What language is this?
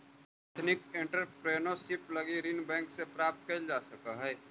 Magahi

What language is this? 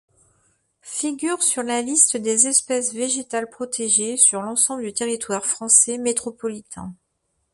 French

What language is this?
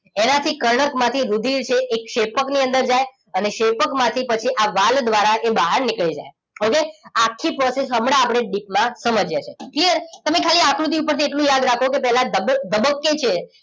Gujarati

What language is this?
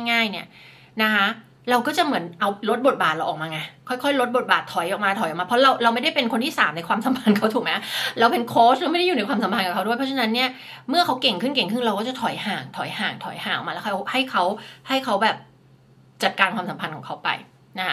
Thai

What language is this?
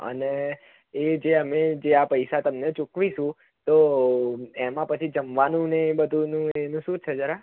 Gujarati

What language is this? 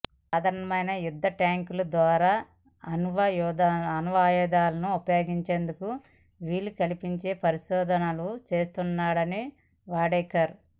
Telugu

